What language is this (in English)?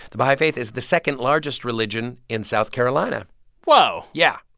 English